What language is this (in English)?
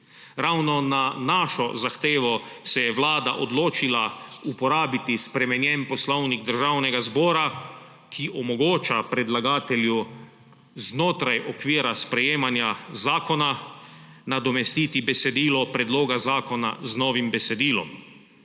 Slovenian